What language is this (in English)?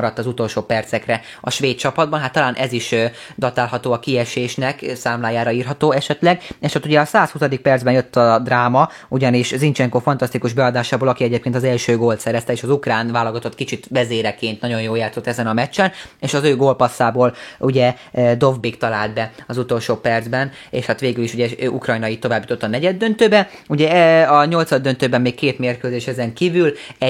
Hungarian